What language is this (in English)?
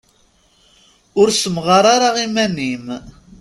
Kabyle